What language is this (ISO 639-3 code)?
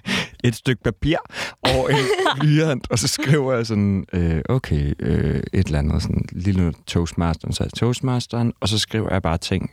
dan